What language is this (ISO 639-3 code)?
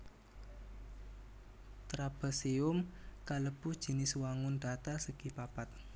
jav